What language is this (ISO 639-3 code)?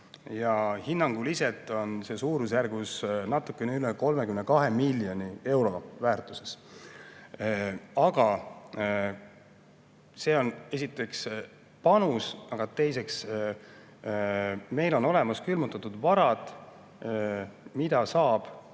est